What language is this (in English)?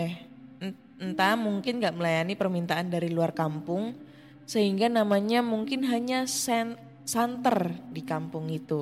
Indonesian